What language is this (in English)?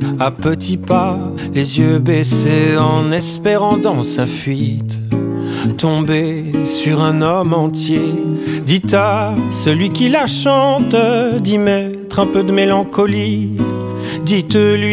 French